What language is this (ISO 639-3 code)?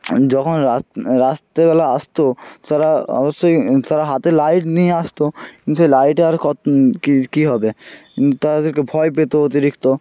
ben